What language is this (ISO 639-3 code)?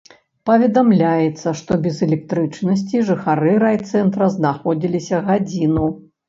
bel